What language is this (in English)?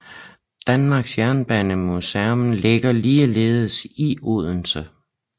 Danish